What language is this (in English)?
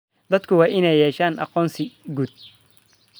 Somali